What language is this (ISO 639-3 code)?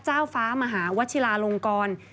tha